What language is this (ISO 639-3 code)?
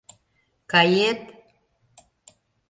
chm